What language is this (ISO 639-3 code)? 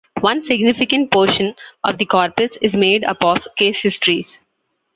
eng